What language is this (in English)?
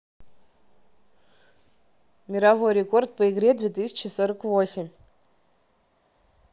Russian